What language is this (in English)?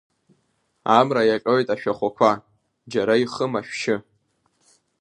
Abkhazian